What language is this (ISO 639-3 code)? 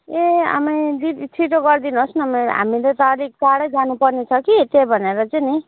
nep